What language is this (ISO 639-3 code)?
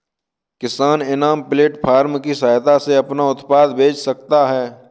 hin